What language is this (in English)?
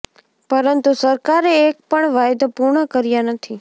Gujarati